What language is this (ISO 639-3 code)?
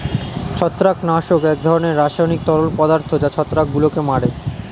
ben